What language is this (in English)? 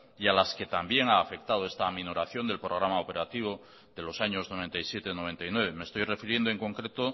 Spanish